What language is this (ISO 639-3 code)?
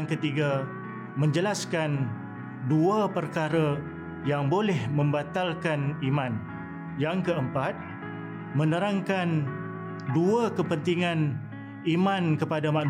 msa